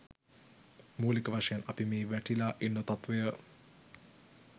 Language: Sinhala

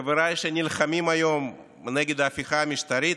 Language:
Hebrew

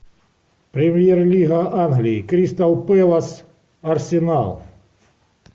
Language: Russian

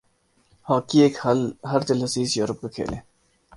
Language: Urdu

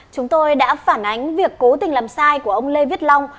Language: Vietnamese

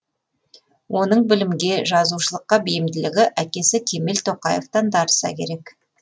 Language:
Kazakh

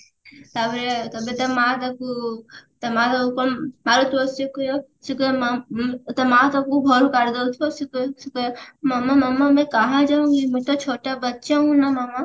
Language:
Odia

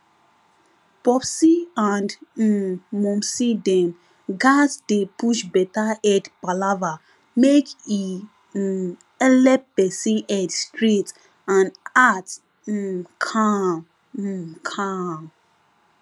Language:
Nigerian Pidgin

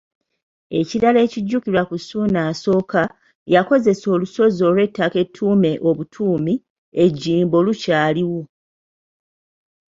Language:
Ganda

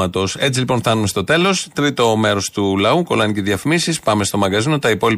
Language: Greek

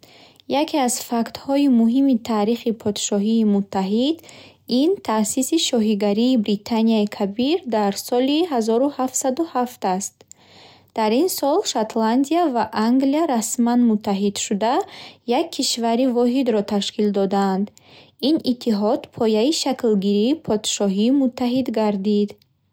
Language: Bukharic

